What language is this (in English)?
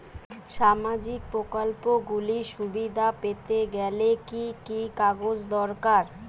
Bangla